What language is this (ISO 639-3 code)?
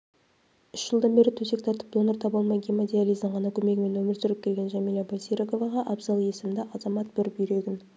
kaz